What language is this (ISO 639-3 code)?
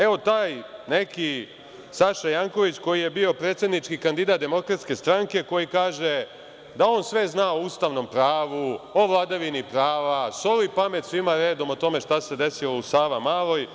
srp